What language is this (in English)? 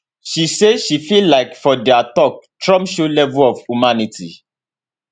Nigerian Pidgin